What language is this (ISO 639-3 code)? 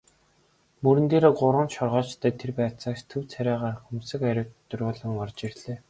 mon